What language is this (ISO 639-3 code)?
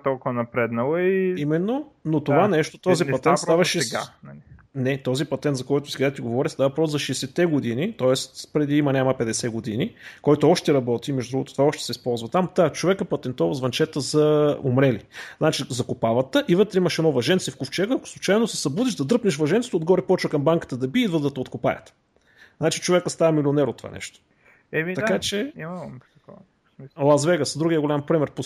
bul